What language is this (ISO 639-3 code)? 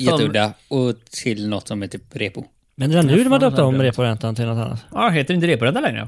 swe